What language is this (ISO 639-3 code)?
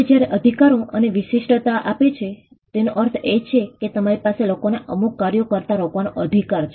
guj